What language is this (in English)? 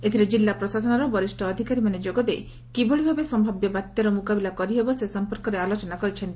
Odia